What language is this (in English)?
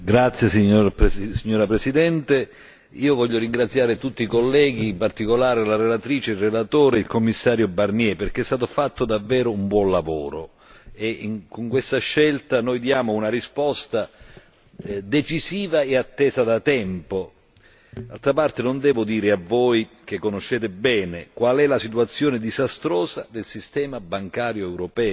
Italian